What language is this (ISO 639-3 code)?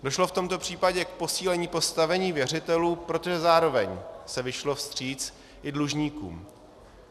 ces